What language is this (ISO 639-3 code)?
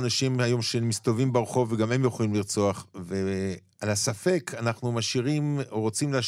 heb